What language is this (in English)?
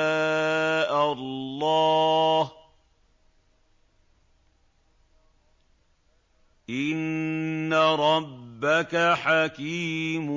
Arabic